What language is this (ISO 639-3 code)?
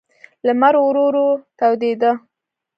pus